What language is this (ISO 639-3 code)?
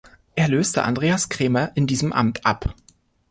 deu